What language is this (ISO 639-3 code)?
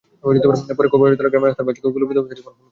ben